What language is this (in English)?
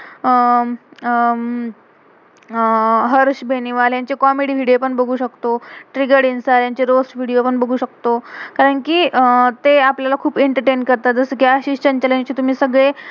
Marathi